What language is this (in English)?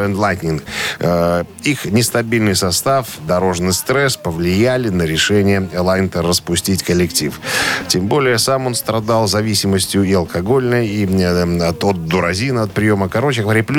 Russian